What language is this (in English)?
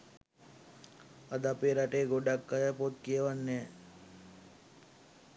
Sinhala